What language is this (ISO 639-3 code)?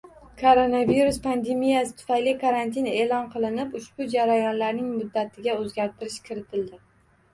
uzb